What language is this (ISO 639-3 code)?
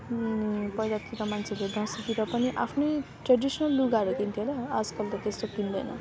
nep